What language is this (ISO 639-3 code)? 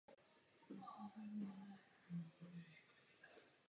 ces